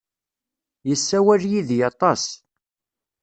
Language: Kabyle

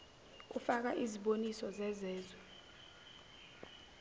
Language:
Zulu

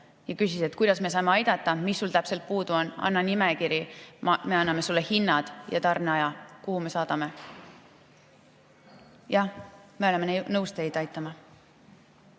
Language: Estonian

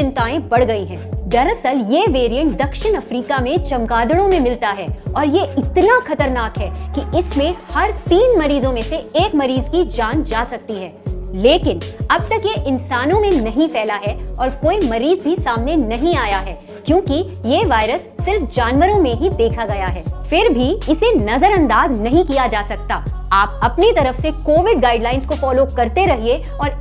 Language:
Hindi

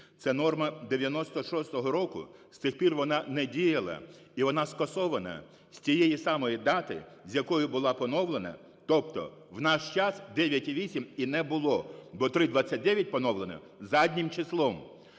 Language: Ukrainian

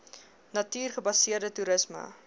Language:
Afrikaans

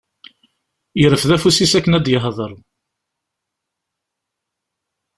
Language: Kabyle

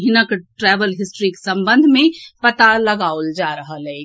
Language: Maithili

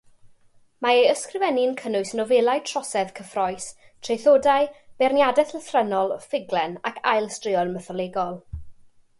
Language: Welsh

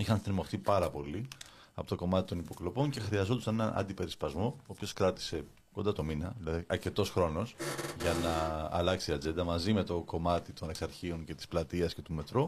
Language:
Greek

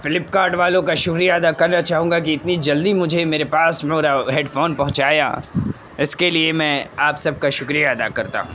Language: Urdu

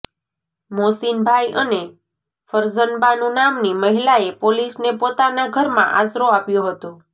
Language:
Gujarati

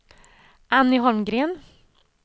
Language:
Swedish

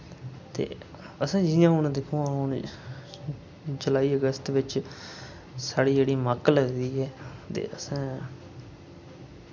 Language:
Dogri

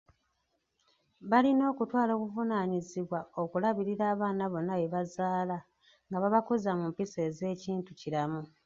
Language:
Ganda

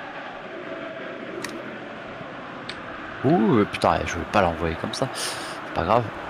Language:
French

